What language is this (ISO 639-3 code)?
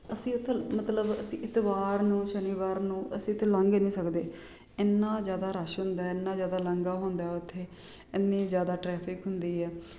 pan